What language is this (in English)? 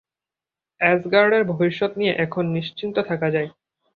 Bangla